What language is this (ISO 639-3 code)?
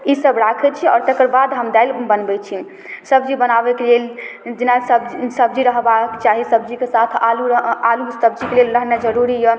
mai